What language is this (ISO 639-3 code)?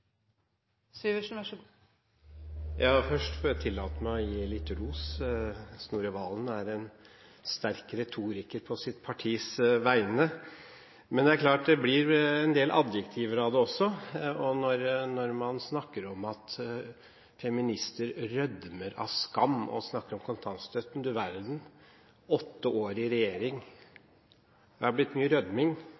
nob